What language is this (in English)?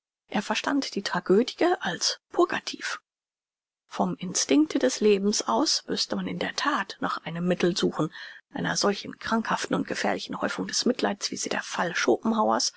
German